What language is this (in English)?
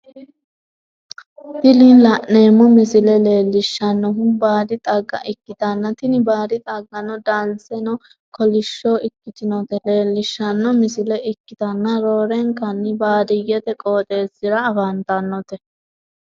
Sidamo